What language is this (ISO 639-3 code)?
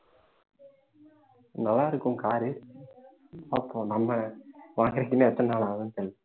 tam